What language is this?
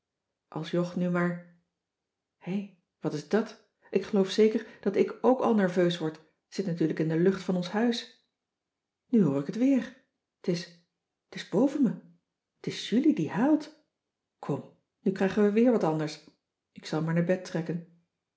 Dutch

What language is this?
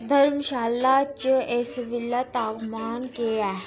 Dogri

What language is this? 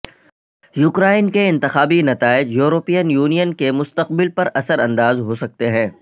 Urdu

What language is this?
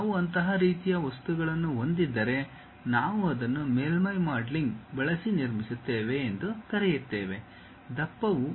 Kannada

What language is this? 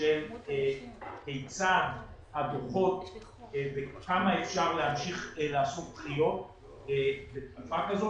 Hebrew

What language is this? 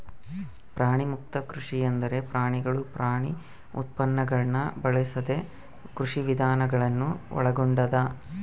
Kannada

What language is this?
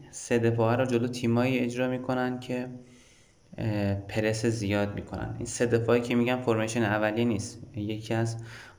Persian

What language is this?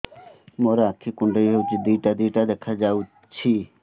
Odia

